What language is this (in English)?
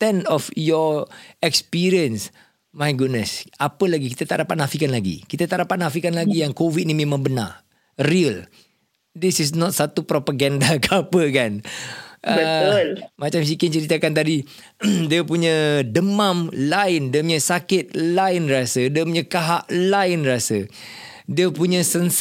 Malay